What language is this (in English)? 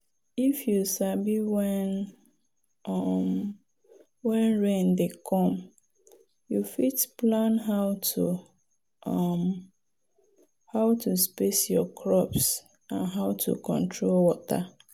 Nigerian Pidgin